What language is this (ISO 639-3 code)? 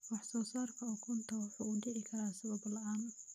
som